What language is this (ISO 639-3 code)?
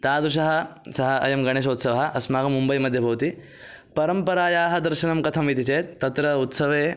san